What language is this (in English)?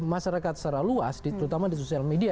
Indonesian